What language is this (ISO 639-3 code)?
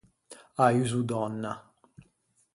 lij